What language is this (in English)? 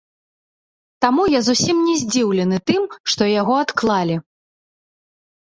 Belarusian